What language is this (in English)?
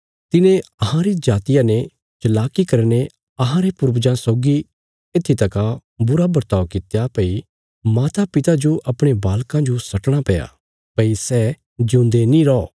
Bilaspuri